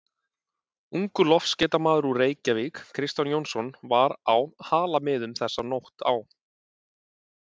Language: Icelandic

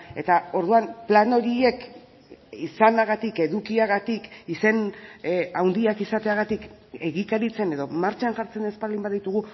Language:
Basque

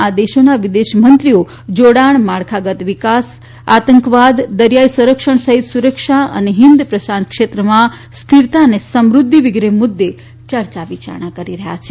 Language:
Gujarati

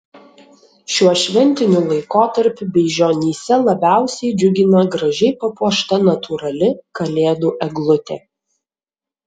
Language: Lithuanian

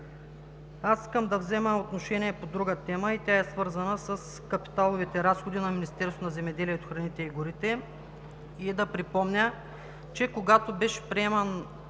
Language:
Bulgarian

